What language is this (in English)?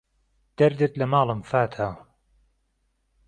Central Kurdish